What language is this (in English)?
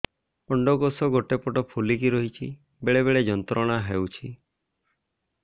Odia